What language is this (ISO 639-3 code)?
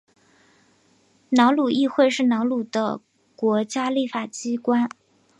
zho